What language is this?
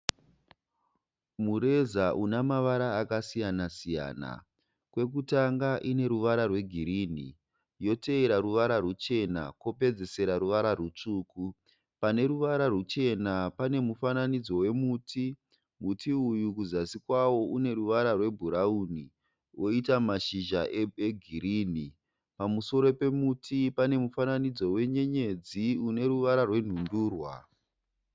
Shona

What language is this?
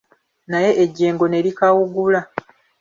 Ganda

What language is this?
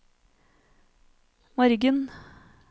Norwegian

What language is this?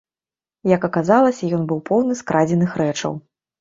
Belarusian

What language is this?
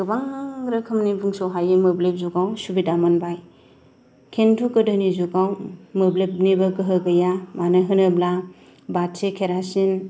Bodo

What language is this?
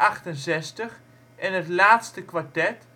Dutch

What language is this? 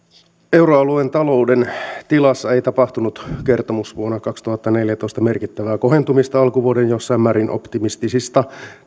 Finnish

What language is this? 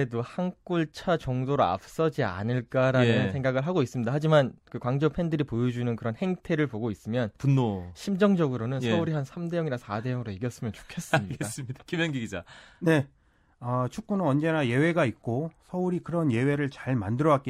Korean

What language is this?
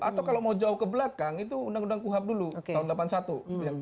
Indonesian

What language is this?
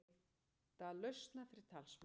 Icelandic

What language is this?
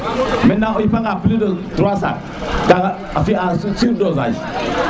Serer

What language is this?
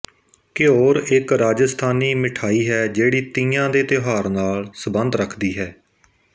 Punjabi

